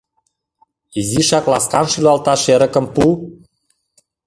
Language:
Mari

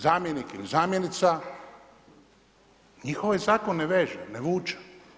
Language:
Croatian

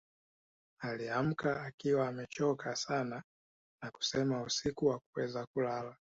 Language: Swahili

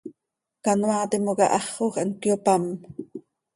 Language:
Seri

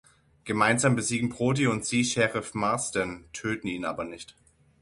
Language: German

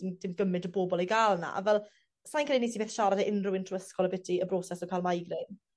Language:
Welsh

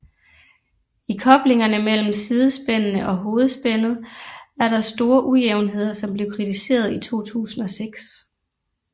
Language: Danish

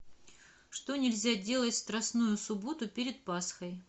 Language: Russian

